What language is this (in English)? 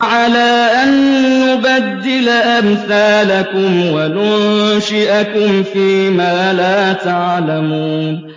Arabic